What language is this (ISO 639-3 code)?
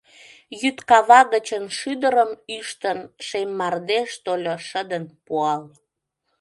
chm